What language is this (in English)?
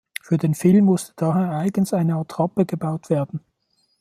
German